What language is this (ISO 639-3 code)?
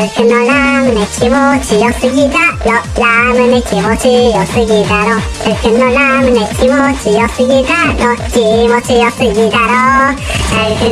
jpn